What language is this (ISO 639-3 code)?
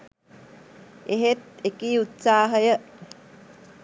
sin